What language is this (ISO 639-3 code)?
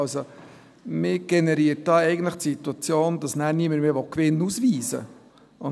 gsw